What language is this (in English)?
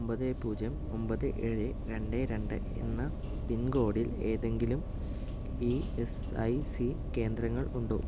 Malayalam